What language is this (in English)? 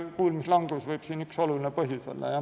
Estonian